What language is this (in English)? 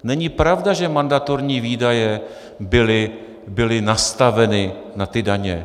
Czech